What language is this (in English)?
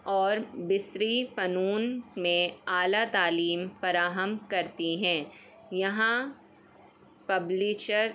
Urdu